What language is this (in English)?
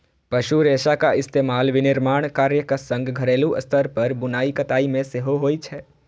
Maithili